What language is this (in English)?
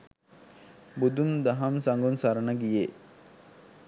Sinhala